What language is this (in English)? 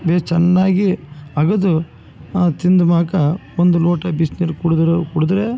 Kannada